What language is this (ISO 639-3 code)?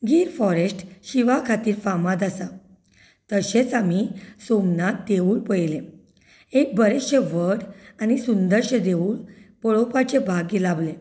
kok